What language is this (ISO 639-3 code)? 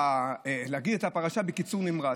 heb